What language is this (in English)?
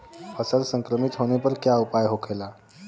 Bhojpuri